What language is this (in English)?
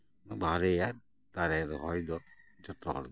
Santali